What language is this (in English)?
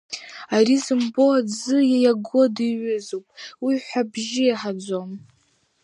Abkhazian